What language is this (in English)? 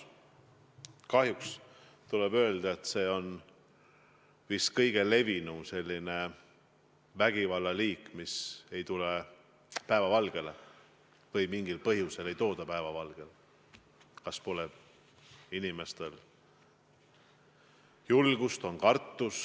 Estonian